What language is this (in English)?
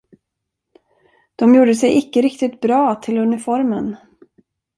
Swedish